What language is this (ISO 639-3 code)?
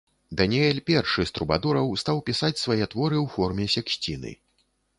bel